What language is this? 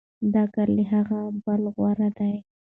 Pashto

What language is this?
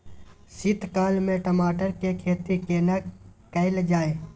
Maithili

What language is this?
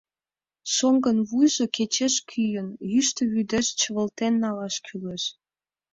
Mari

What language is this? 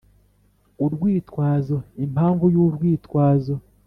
Kinyarwanda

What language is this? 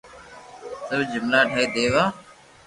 Loarki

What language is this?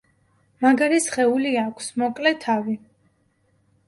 Georgian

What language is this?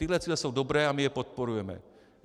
Czech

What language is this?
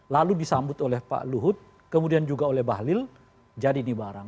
Indonesian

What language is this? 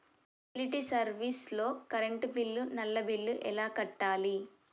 Telugu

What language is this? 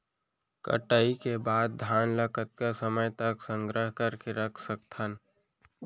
Chhattisgarhi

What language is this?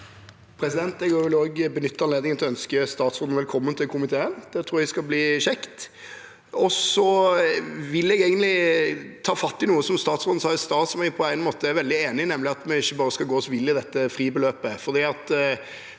Norwegian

